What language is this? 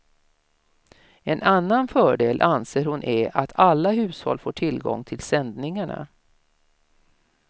Swedish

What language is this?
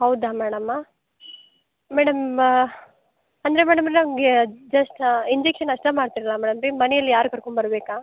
Kannada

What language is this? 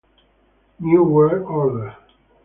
Italian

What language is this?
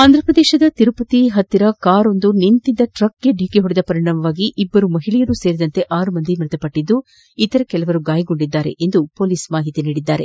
Kannada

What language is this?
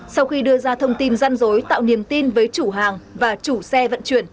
Vietnamese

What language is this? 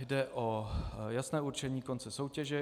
Czech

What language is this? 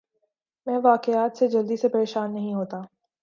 Urdu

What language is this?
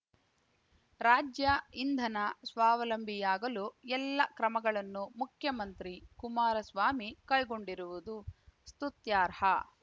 Kannada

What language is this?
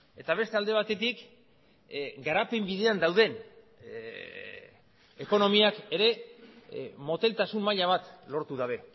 Basque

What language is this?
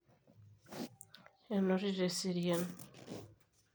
Masai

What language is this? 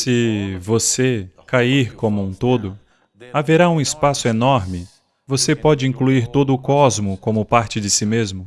Portuguese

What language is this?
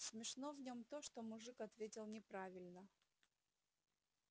Russian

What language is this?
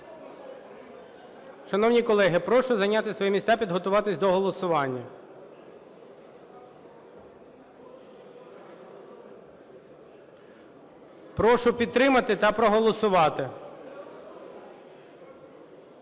Ukrainian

